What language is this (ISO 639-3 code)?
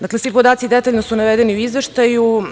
srp